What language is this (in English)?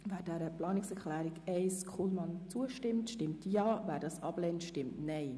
Swiss German